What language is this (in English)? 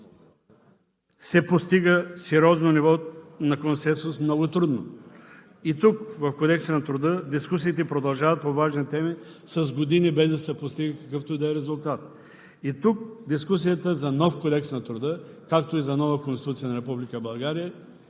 Bulgarian